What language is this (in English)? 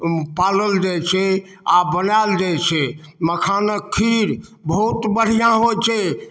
Maithili